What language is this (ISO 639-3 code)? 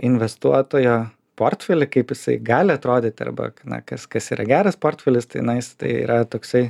lit